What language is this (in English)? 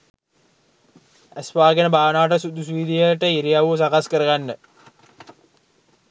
Sinhala